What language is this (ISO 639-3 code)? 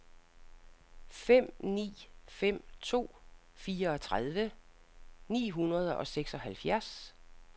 dan